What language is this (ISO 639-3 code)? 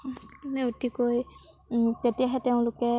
asm